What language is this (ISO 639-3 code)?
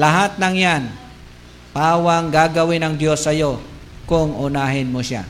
fil